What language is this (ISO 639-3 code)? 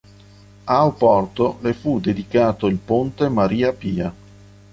ita